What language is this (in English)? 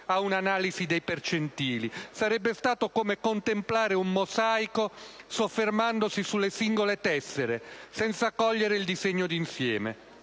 Italian